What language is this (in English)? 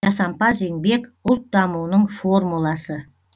Kazakh